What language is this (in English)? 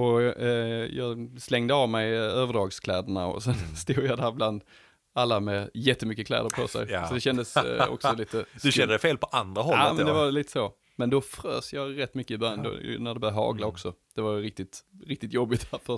Swedish